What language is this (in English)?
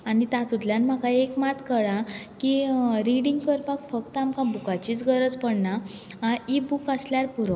Konkani